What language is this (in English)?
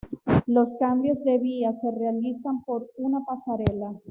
Spanish